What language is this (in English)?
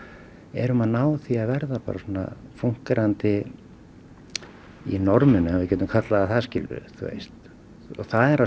Icelandic